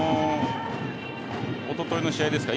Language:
Japanese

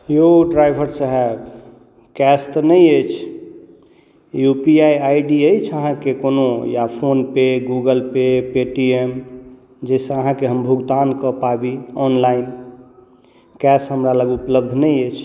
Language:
Maithili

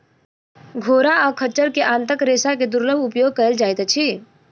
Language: Maithili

